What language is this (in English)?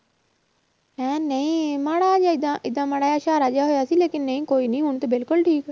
Punjabi